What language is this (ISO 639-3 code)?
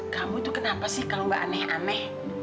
ind